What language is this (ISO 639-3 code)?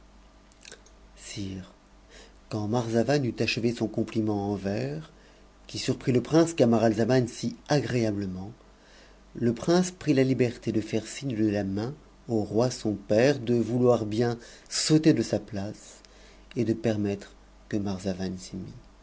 fra